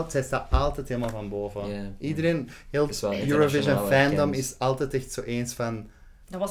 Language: Dutch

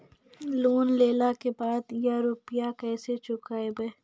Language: Maithili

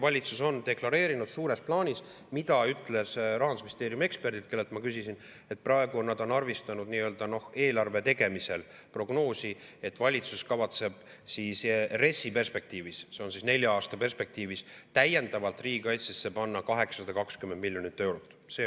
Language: Estonian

